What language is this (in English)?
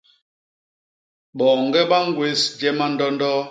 Basaa